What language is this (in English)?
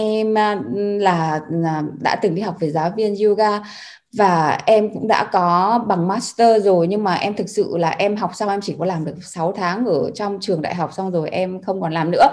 Vietnamese